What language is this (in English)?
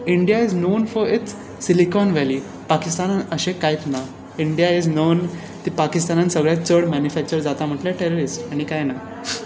Konkani